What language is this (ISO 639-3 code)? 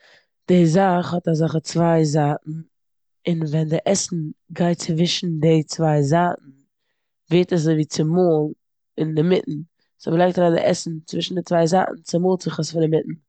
yid